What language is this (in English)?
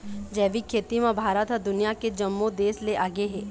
Chhattisgarhi